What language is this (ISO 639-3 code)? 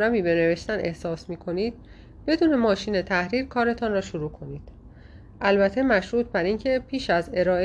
fas